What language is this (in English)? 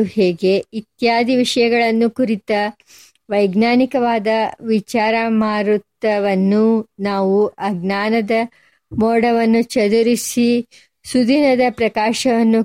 Kannada